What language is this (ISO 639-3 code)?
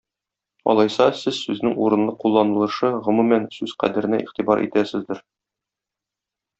tat